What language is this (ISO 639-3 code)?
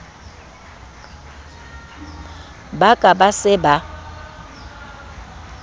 sot